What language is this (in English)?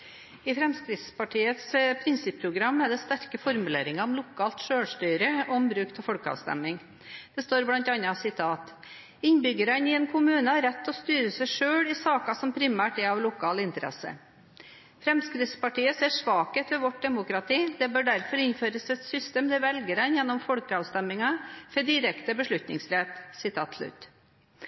Norwegian